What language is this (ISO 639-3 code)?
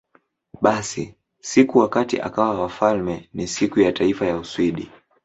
swa